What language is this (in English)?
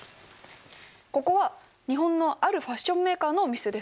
Japanese